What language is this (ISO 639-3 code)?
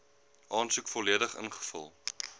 afr